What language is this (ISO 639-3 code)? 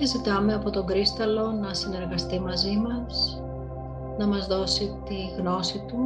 ell